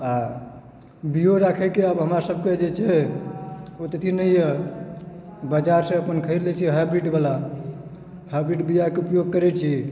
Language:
Maithili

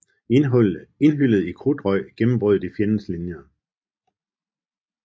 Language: Danish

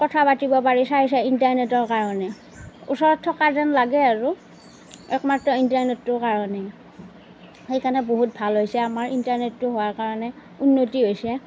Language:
Assamese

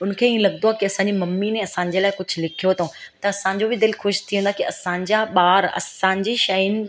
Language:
Sindhi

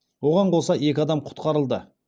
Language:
Kazakh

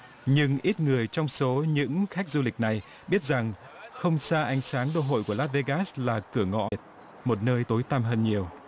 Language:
Vietnamese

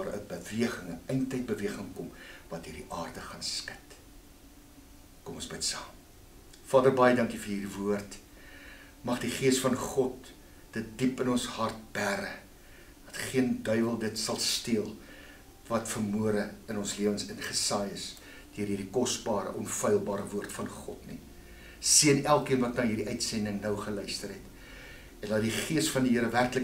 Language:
Dutch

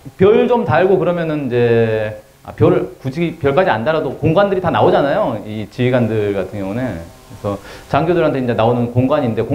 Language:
Korean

